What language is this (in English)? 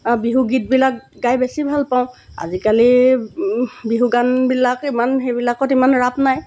Assamese